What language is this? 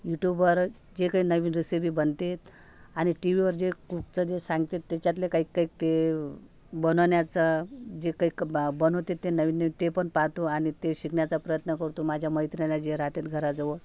Marathi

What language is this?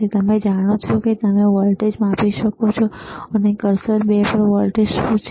Gujarati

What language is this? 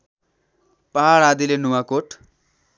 Nepali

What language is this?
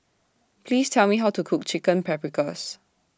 English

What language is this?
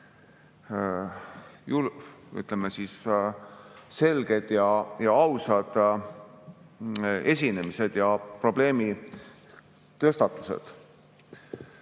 Estonian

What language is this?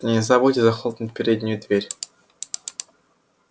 Russian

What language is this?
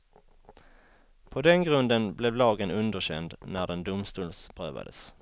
Swedish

